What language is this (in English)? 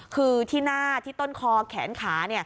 Thai